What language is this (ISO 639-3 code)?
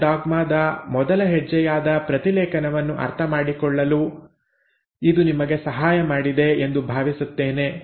kan